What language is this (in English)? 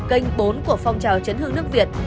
Vietnamese